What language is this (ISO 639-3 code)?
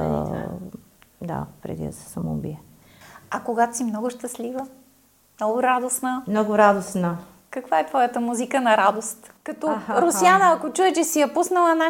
bul